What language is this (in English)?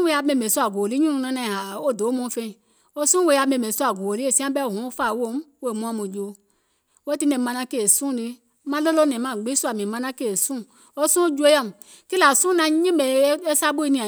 Gola